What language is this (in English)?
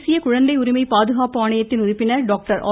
Tamil